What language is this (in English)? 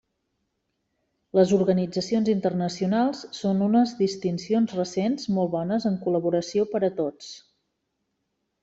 Catalan